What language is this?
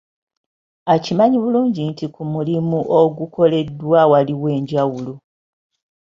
Ganda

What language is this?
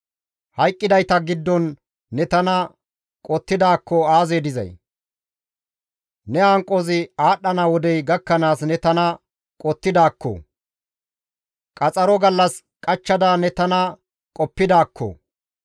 Gamo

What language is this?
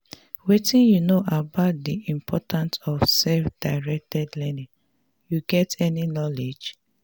Nigerian Pidgin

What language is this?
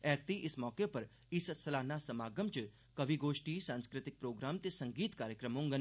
Dogri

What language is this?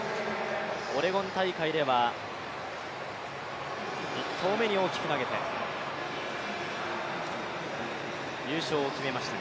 Japanese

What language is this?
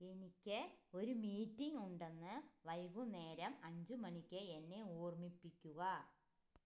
Malayalam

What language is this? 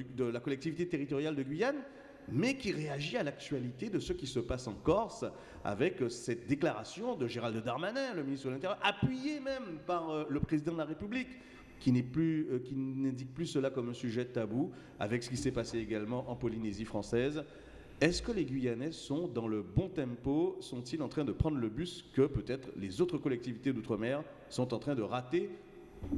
French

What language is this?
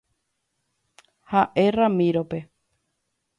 Guarani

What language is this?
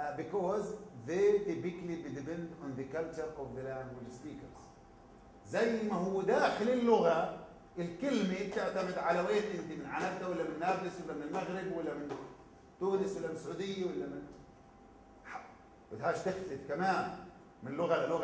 Arabic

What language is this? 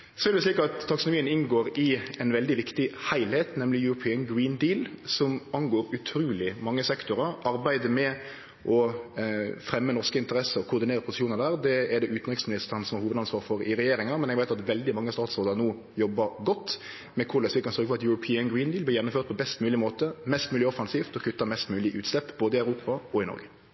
Norwegian Nynorsk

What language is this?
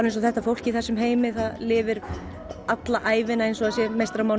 Icelandic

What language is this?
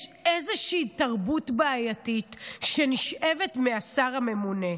Hebrew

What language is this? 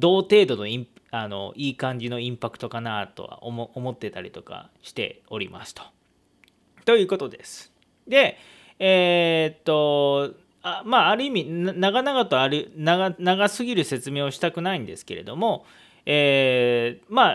Japanese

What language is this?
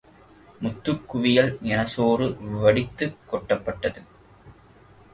Tamil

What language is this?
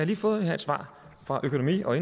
Danish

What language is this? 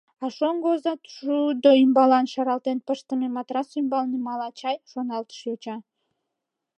Mari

